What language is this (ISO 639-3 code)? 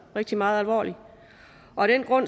dan